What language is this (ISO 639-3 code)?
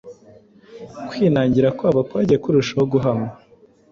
kin